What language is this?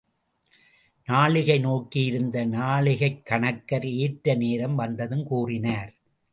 Tamil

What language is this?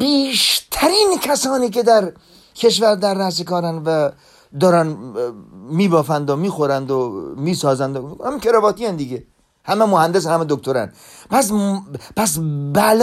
Persian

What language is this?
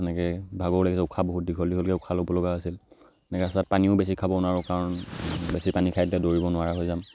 Assamese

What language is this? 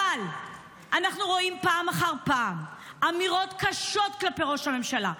Hebrew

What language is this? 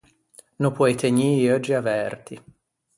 Ligurian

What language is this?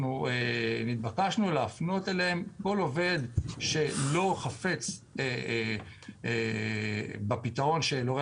Hebrew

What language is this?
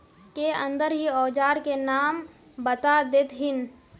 Magahi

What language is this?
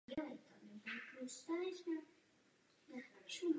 Czech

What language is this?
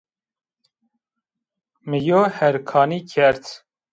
Zaza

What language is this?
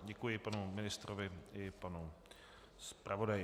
Czech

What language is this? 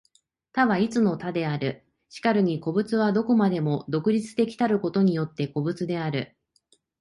Japanese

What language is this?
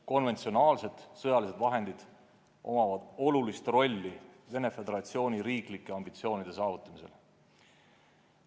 Estonian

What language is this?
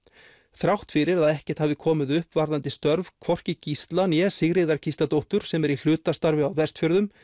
Icelandic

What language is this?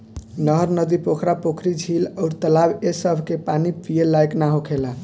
Bhojpuri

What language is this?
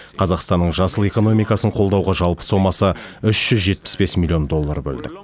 Kazakh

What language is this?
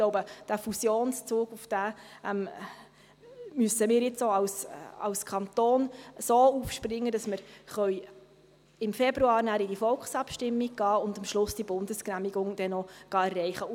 Swiss German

